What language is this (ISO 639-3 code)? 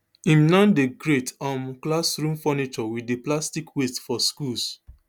pcm